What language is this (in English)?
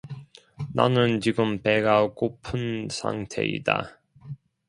Korean